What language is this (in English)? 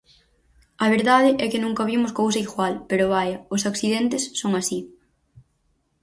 Galician